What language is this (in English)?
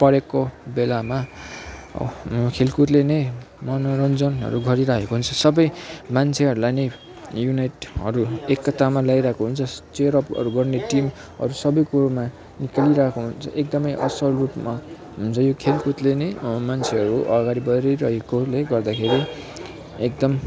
Nepali